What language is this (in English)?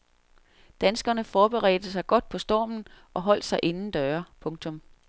Danish